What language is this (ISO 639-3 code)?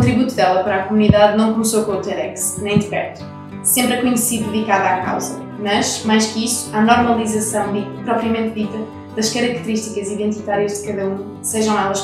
por